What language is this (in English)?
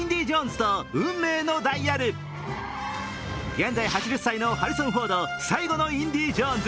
Japanese